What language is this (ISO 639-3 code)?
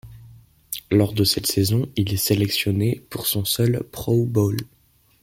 fra